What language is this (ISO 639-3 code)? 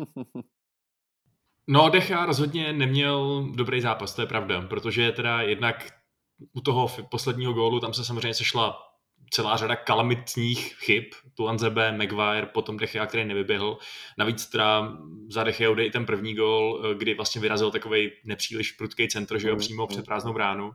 ces